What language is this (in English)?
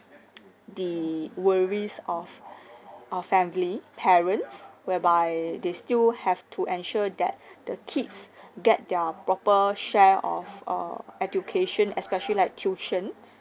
English